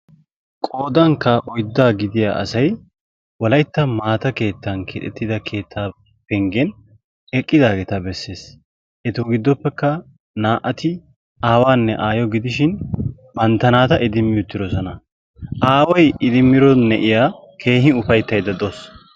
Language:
Wolaytta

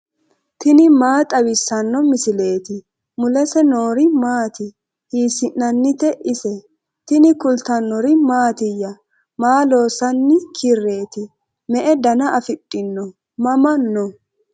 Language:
Sidamo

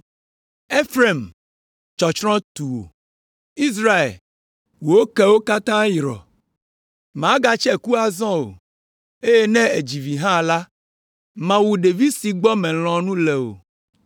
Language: Ewe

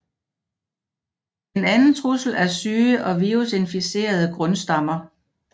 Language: Danish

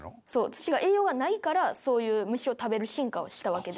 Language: Japanese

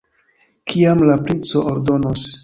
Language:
Esperanto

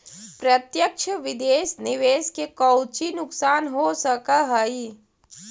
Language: Magahi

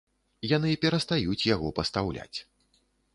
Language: Belarusian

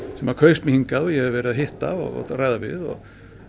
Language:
Icelandic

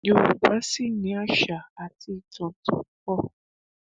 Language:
Yoruba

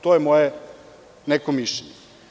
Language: Serbian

